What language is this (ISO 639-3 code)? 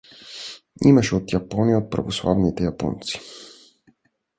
bul